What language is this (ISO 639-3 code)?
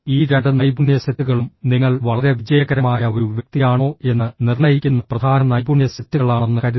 mal